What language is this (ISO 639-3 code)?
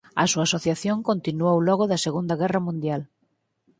glg